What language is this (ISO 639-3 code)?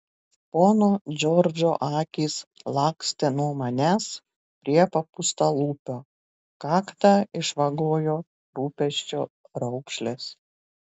lit